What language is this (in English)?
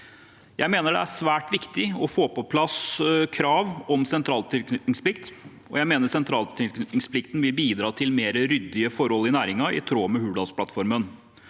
Norwegian